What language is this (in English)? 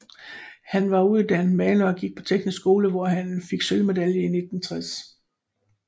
Danish